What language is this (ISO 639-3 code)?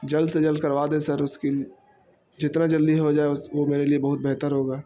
urd